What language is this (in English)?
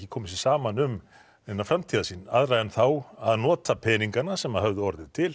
Icelandic